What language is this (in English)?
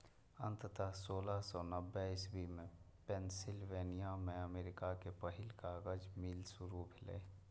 Maithili